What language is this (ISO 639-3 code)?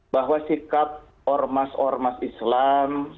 ind